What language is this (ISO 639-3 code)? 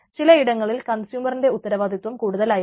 mal